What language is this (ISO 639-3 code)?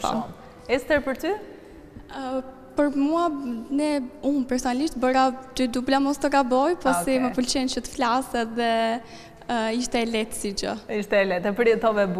ron